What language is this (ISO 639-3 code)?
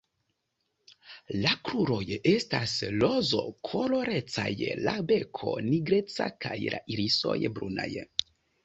epo